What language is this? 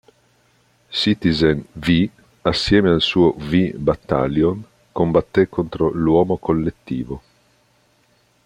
Italian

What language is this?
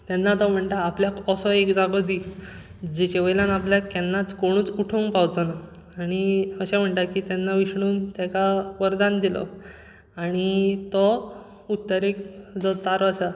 Konkani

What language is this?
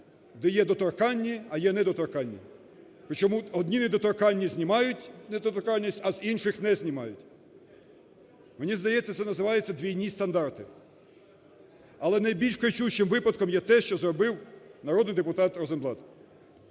Ukrainian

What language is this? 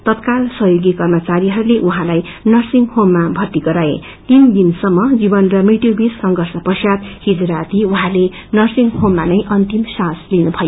Nepali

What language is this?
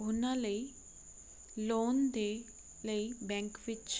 Punjabi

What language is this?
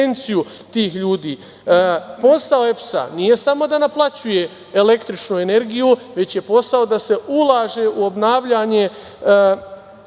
Serbian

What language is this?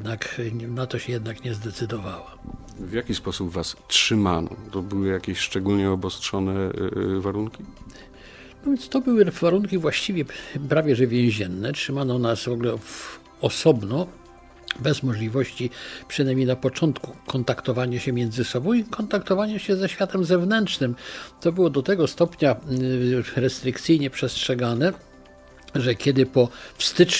Polish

